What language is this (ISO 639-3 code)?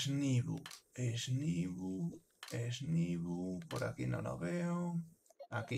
spa